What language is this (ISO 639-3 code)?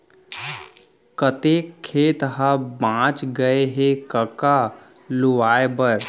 hne